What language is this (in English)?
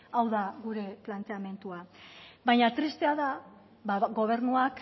Basque